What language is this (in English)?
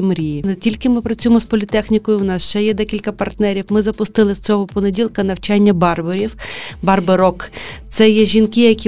Ukrainian